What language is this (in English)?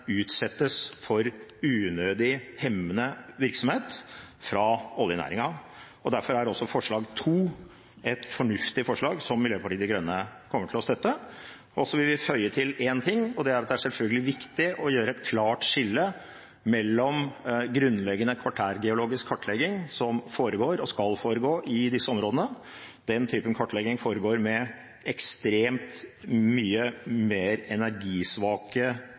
Norwegian Bokmål